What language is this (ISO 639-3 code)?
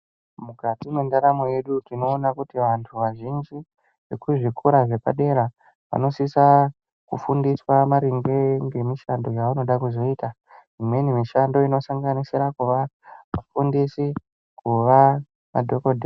ndc